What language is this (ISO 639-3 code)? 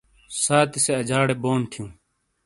scl